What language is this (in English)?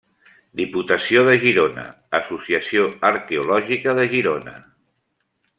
Catalan